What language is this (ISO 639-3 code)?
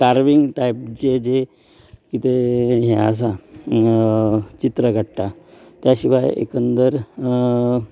kok